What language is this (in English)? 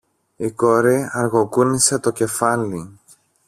Greek